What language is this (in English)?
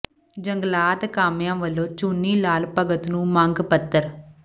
Punjabi